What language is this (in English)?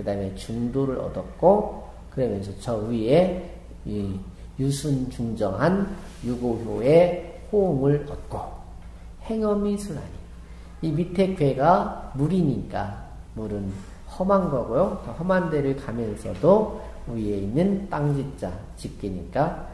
Korean